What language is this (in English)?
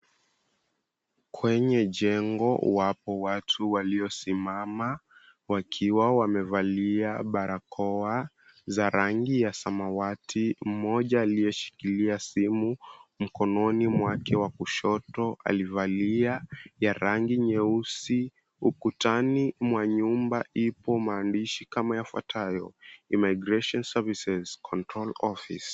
Swahili